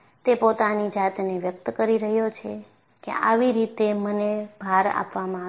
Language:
Gujarati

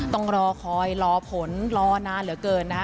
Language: Thai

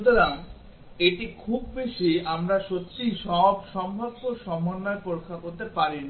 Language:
Bangla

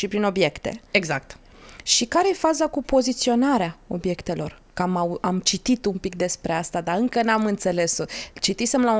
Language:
Romanian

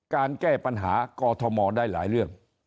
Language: Thai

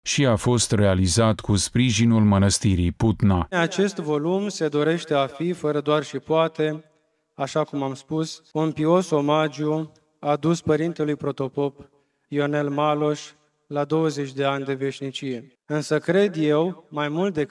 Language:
Romanian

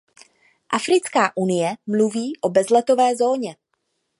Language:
Czech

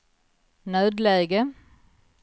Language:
Swedish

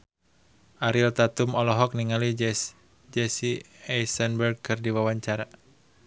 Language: Sundanese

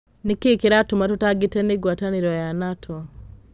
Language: Kikuyu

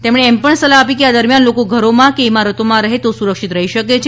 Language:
Gujarati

